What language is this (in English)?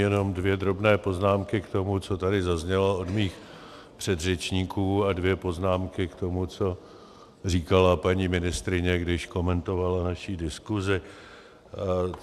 Czech